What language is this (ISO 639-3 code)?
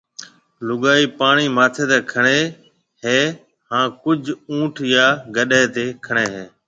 mve